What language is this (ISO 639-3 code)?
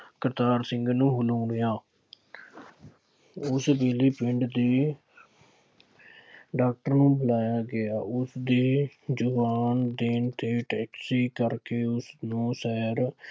pan